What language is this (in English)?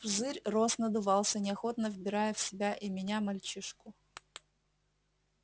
Russian